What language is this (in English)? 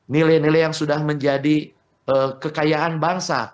Indonesian